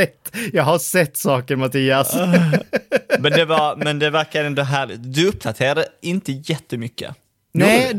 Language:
Swedish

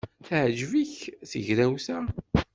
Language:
Kabyle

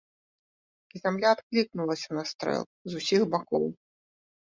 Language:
Belarusian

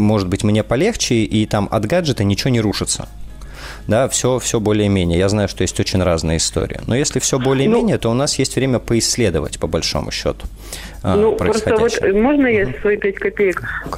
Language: Russian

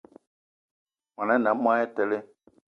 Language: Eton (Cameroon)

